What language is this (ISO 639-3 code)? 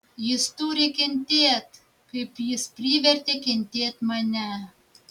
lit